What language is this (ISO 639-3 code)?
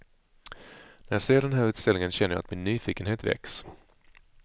swe